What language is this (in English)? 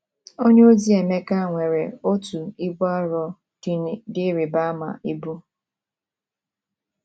Igbo